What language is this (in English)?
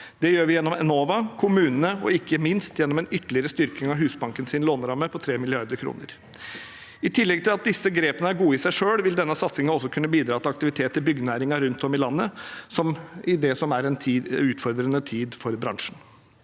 Norwegian